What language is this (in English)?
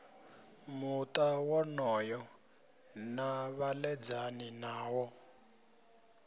Venda